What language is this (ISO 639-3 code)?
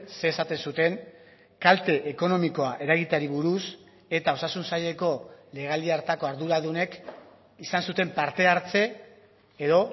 eus